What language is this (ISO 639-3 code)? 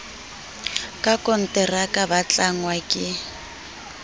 sot